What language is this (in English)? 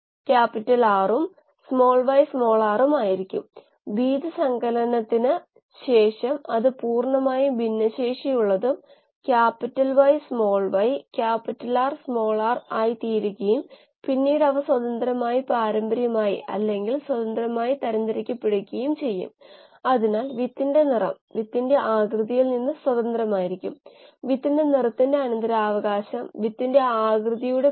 Malayalam